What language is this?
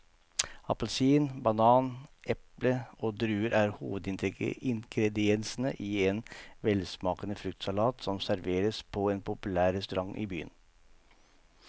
Norwegian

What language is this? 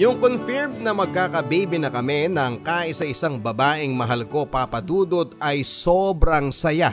Filipino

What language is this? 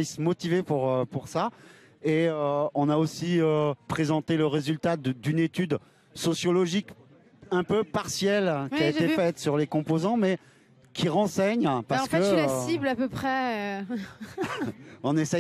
French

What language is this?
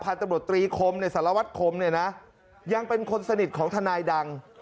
Thai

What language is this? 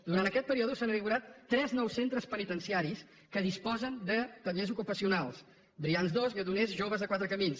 Catalan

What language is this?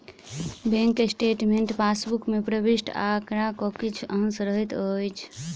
Maithili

